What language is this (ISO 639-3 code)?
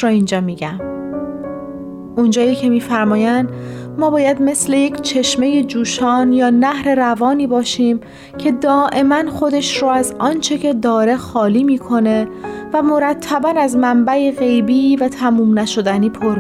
fas